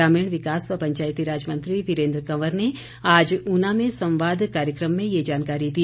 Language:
Hindi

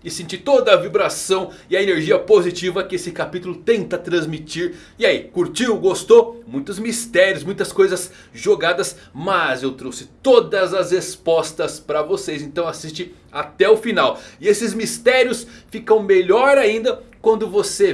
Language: Portuguese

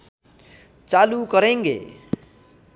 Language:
Nepali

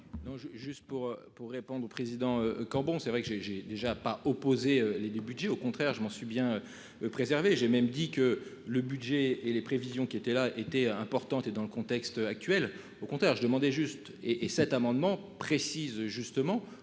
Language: French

